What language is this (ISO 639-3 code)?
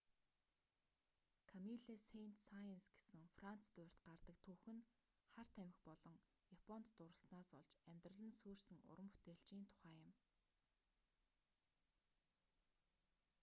mon